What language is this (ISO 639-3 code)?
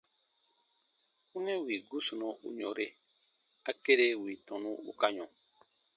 bba